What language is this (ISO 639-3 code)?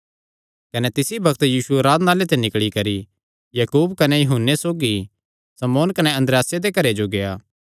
xnr